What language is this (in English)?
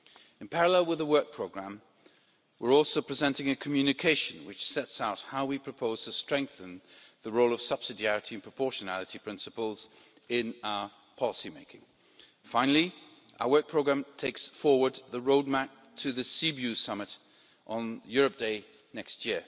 English